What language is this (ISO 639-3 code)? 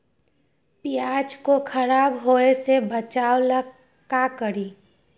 mag